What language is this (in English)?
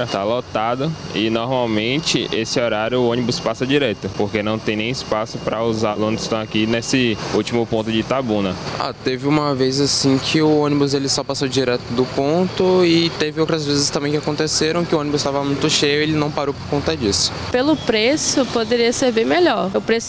Portuguese